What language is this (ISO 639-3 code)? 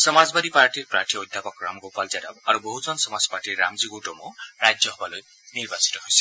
asm